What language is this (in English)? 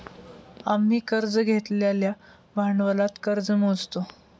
Marathi